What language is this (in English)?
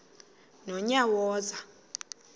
Xhosa